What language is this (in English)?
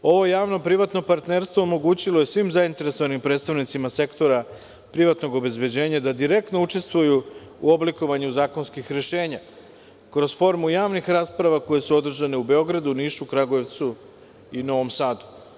Serbian